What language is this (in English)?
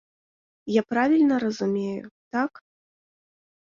Belarusian